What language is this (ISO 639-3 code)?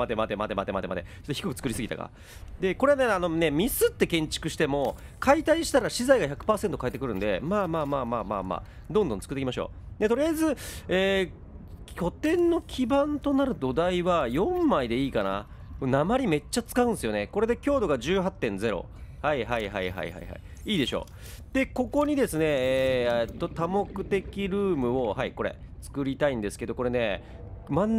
jpn